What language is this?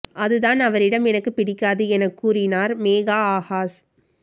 Tamil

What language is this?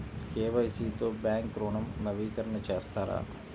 Telugu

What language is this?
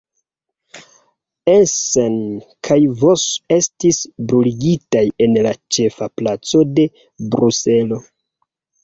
Esperanto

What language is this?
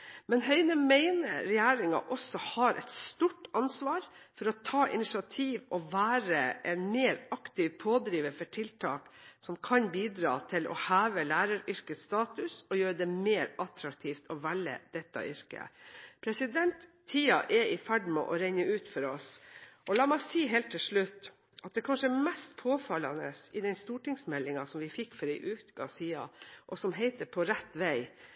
Norwegian Bokmål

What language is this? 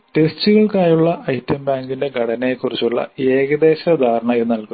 Malayalam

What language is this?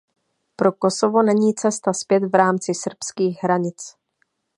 Czech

